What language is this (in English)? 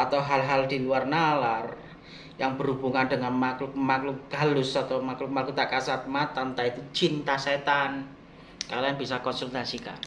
Indonesian